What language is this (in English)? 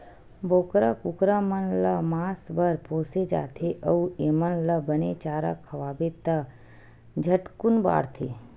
Chhattisgarhi